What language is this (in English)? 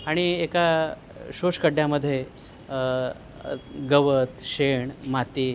Marathi